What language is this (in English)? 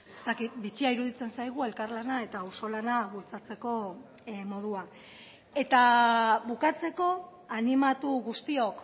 Basque